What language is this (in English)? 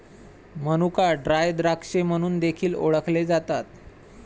Marathi